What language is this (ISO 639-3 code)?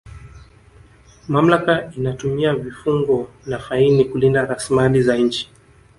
swa